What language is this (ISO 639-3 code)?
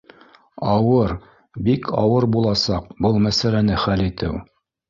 bak